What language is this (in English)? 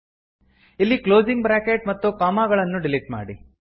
Kannada